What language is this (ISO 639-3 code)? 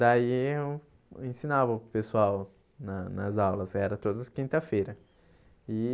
por